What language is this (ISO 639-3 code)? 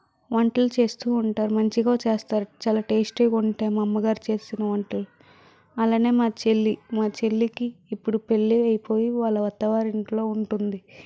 tel